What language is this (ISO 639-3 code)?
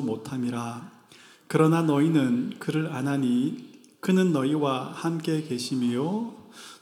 kor